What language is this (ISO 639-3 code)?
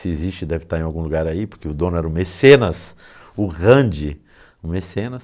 por